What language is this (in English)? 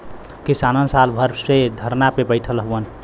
Bhojpuri